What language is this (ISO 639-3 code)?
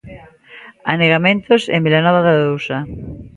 glg